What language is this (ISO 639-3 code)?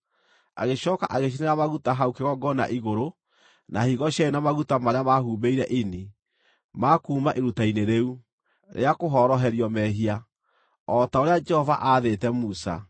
kik